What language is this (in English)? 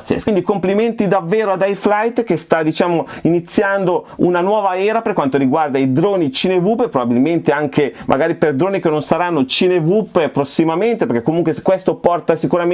Italian